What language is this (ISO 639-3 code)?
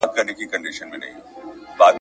pus